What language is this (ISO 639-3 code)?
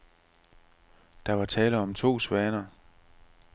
dan